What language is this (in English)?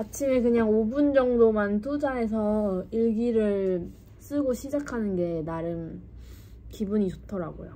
Korean